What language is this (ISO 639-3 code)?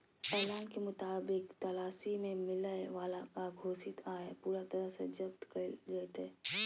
mag